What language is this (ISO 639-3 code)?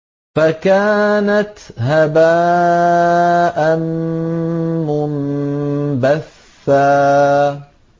ara